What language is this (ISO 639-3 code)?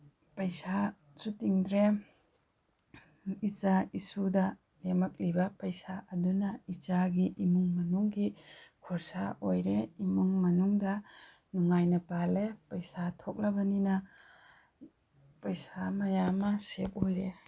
mni